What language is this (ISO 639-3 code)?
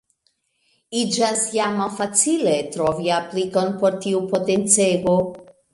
epo